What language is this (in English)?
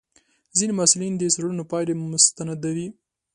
Pashto